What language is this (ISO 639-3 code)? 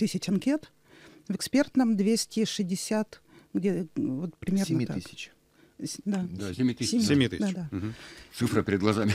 rus